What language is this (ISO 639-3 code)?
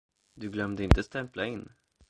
swe